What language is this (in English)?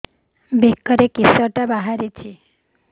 Odia